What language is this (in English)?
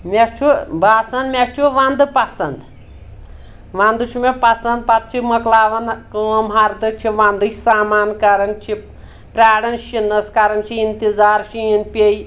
Kashmiri